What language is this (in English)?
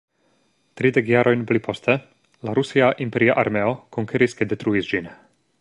Esperanto